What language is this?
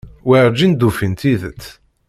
Kabyle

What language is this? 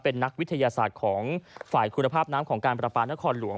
Thai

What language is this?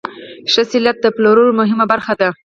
Pashto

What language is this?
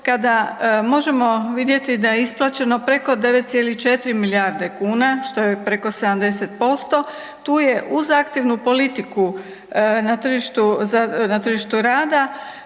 Croatian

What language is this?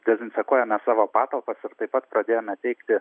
Lithuanian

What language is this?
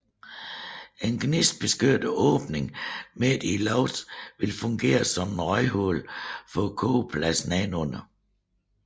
Danish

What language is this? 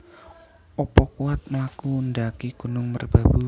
Javanese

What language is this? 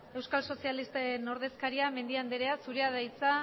Basque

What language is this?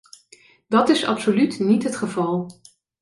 Dutch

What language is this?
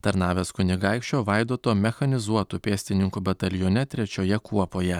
Lithuanian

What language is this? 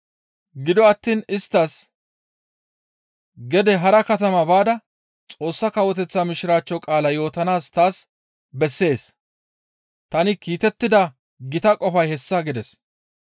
Gamo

